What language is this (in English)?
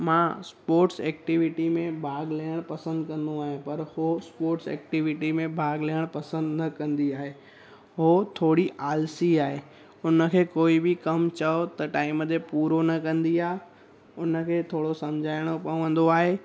Sindhi